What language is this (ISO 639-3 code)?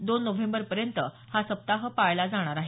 mar